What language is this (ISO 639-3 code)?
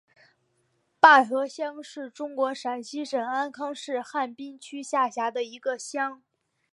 zho